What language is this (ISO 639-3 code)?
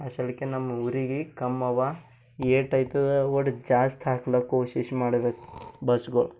kan